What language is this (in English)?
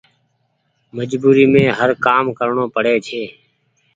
Goaria